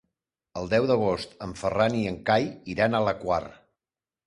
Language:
Catalan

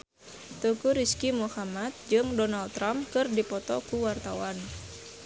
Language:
Sundanese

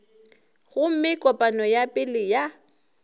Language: Northern Sotho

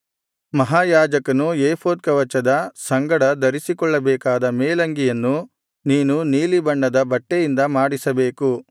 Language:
Kannada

